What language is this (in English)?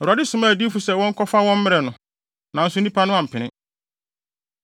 Akan